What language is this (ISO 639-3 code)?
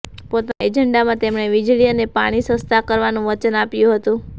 guj